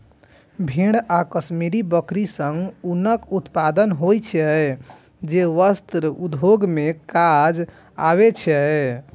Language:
Maithili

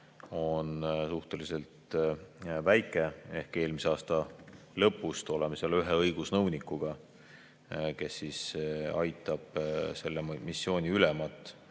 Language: Estonian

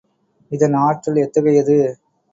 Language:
Tamil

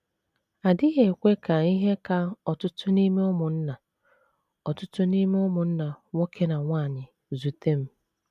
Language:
Igbo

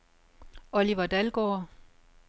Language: Danish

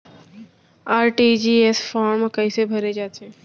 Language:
Chhattisgarhi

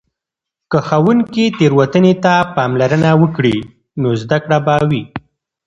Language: Pashto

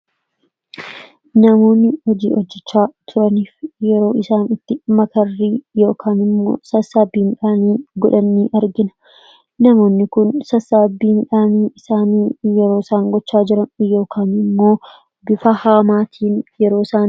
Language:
Oromo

